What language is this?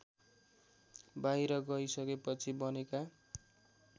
Nepali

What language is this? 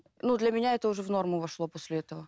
Kazakh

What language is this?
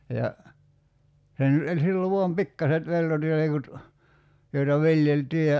Finnish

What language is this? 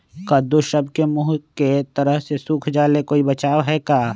Magahi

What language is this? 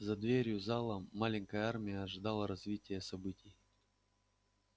Russian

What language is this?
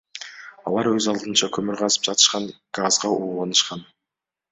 Kyrgyz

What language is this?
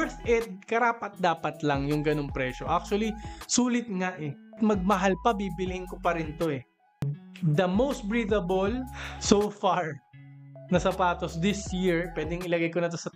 Filipino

